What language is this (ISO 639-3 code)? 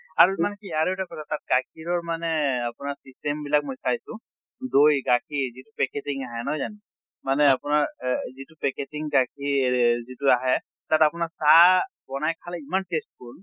asm